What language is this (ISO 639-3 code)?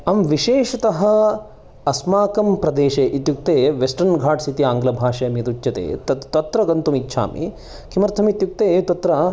san